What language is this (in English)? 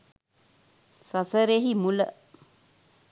Sinhala